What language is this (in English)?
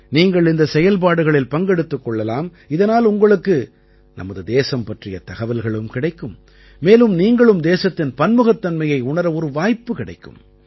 Tamil